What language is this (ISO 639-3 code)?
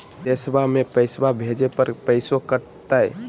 mag